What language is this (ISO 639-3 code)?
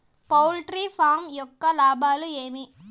tel